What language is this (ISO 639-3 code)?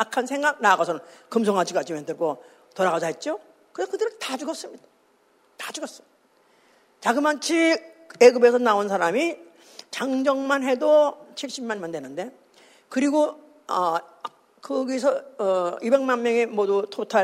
kor